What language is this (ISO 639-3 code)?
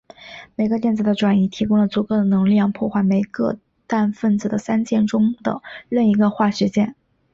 zho